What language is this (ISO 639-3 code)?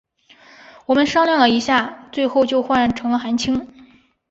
zho